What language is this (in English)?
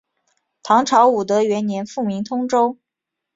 Chinese